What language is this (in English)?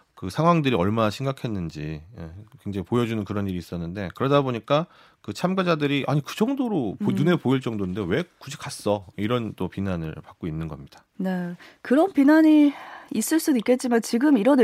Korean